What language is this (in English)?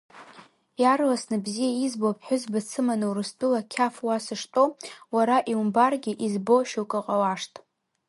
Abkhazian